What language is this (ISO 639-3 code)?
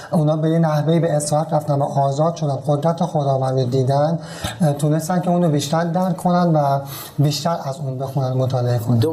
fas